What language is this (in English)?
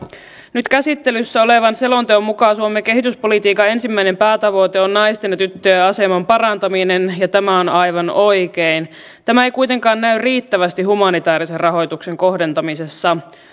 Finnish